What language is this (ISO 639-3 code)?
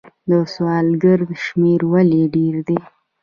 pus